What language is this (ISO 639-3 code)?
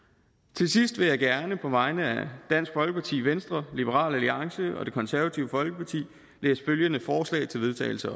dan